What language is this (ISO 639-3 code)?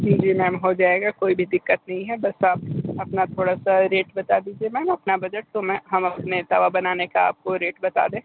hin